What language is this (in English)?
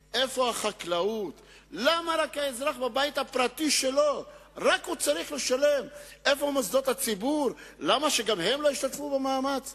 Hebrew